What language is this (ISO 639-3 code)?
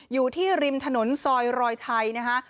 tha